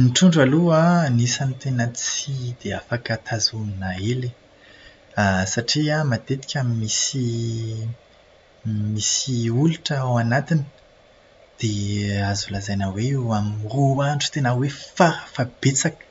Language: Malagasy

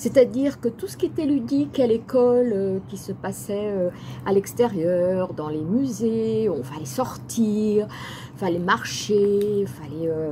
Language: French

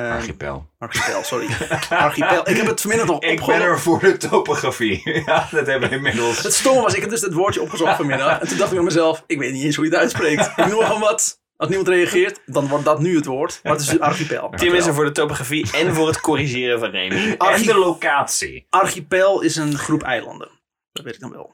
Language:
Dutch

